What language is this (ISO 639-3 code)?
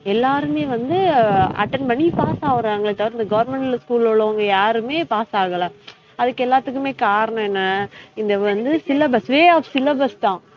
tam